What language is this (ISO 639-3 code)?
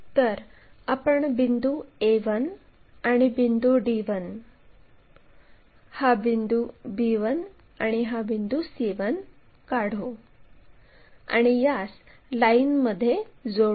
mar